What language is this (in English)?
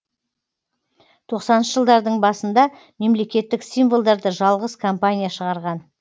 Kazakh